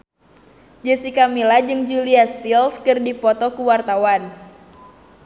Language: Sundanese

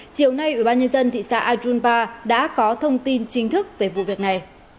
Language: Vietnamese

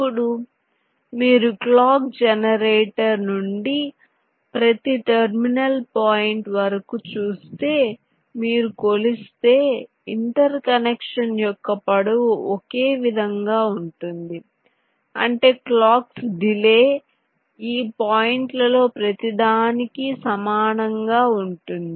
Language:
Telugu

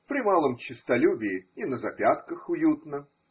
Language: Russian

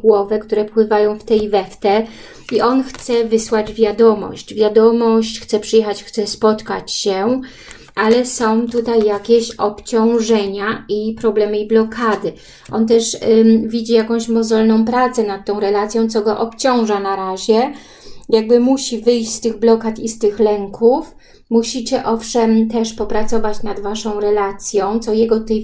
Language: Polish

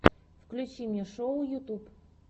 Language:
Russian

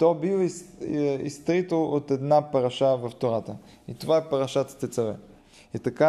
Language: Bulgarian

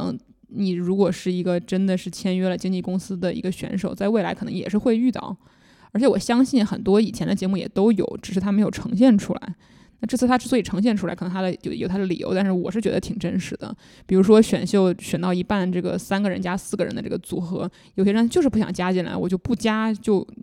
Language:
Chinese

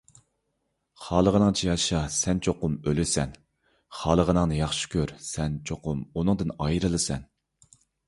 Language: Uyghur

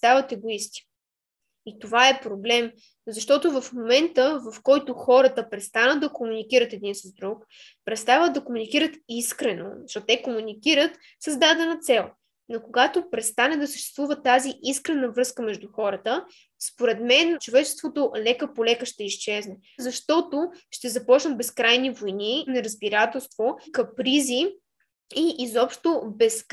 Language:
Bulgarian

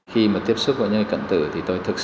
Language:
Vietnamese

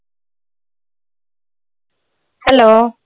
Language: Marathi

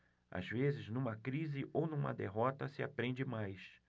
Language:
Portuguese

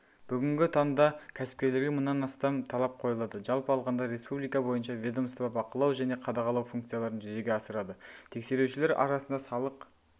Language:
Kazakh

